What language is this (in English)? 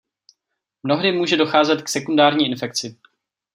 Czech